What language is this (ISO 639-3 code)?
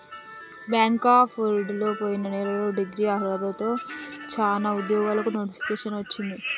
tel